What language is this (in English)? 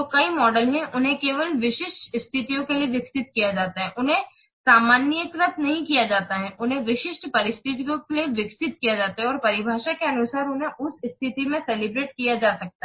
Hindi